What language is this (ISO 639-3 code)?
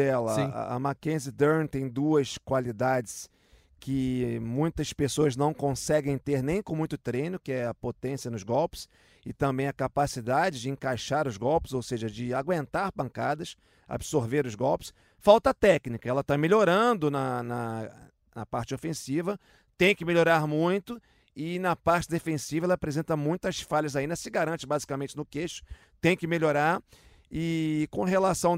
por